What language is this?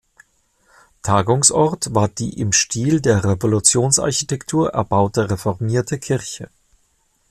German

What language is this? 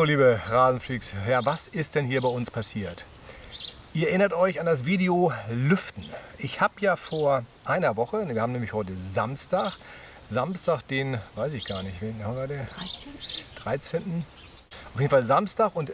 German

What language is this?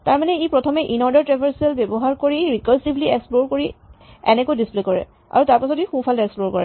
Assamese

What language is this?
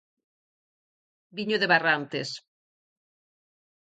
Galician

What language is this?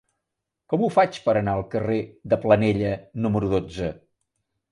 Catalan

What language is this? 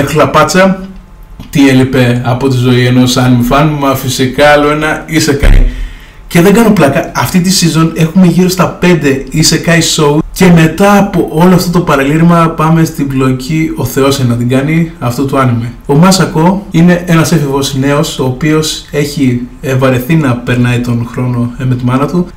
Greek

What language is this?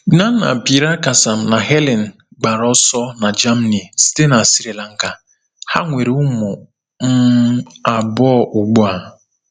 Igbo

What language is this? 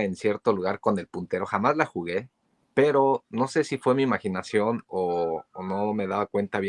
Spanish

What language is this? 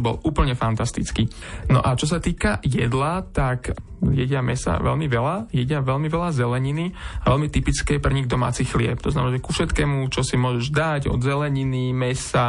Slovak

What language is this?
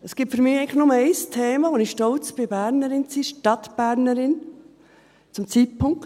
Swiss German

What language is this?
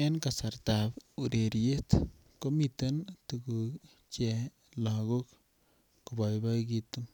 Kalenjin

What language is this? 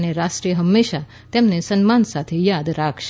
Gujarati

